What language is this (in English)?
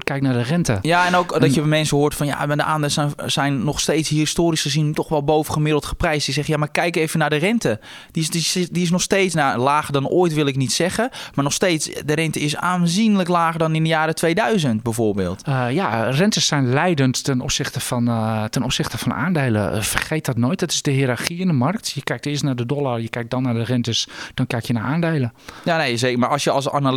Dutch